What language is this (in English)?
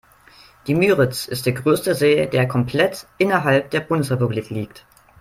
German